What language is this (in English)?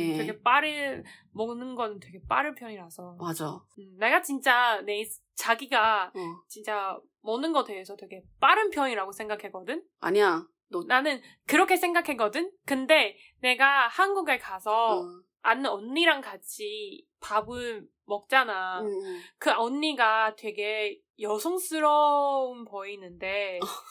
Korean